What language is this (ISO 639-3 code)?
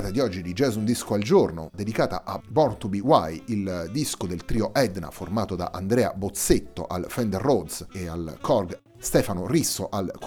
ita